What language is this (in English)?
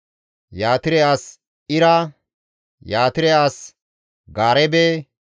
Gamo